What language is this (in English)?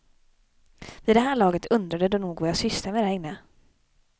Swedish